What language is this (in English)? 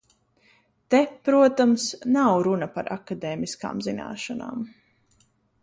Latvian